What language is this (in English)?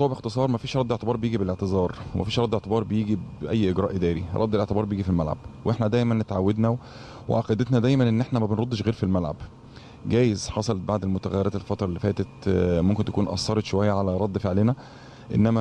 Arabic